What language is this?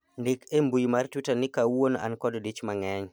Luo (Kenya and Tanzania)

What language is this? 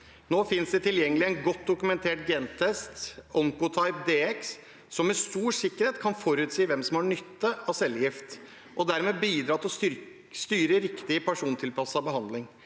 Norwegian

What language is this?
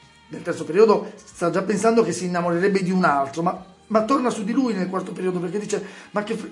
Italian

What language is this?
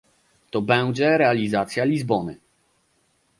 Polish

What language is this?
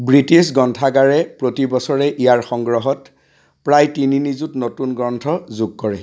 Assamese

